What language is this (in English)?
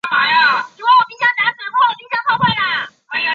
Chinese